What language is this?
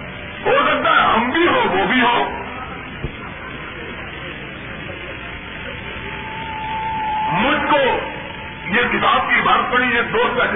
Urdu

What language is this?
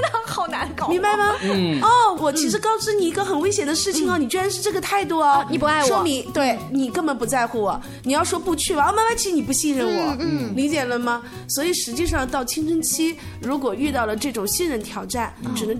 Chinese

